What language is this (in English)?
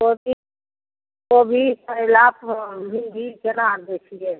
Maithili